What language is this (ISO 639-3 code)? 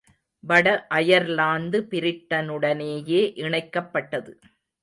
tam